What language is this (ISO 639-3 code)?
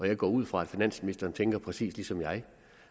dan